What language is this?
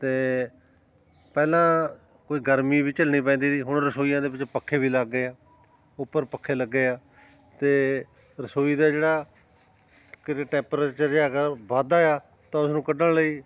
Punjabi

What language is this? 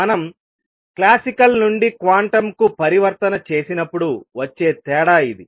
Telugu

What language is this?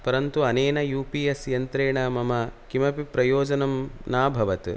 Sanskrit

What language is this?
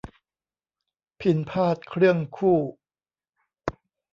Thai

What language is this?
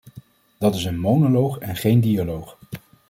Dutch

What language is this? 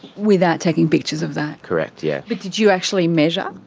English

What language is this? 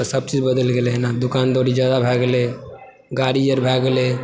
Maithili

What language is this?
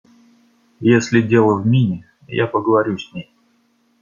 Russian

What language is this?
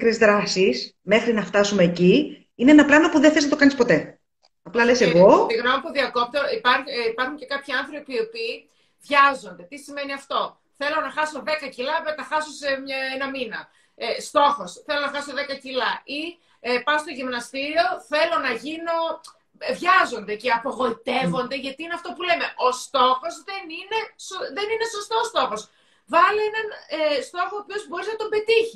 Greek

